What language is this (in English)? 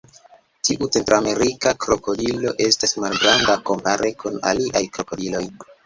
Esperanto